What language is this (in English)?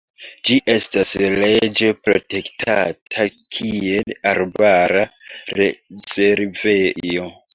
Esperanto